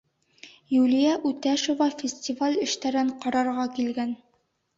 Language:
Bashkir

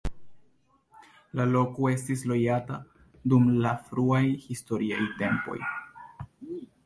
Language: Esperanto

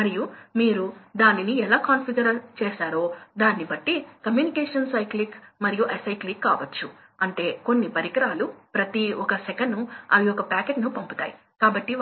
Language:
Telugu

